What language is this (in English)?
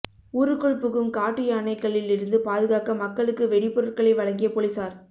Tamil